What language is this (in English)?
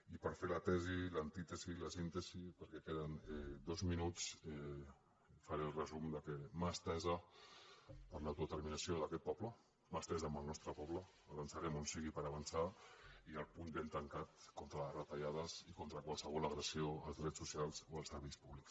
Catalan